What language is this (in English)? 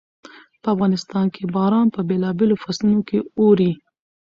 Pashto